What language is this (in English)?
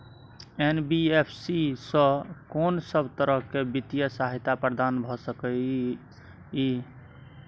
Maithili